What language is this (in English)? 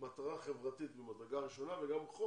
Hebrew